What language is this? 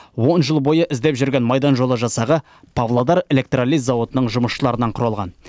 Kazakh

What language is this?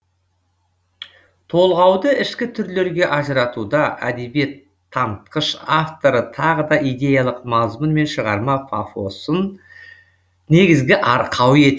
Kazakh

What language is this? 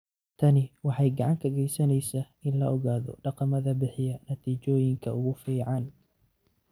Somali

